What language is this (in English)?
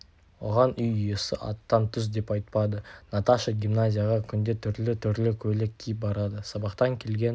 Kazakh